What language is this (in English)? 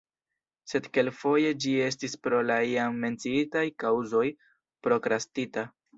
Esperanto